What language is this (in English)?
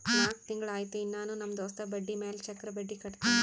Kannada